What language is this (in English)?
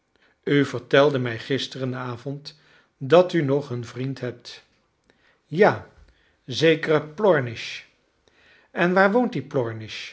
Dutch